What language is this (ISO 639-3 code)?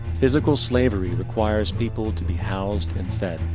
eng